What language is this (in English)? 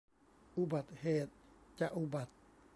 Thai